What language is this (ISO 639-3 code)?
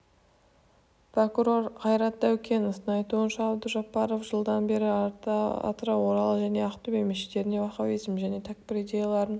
kaz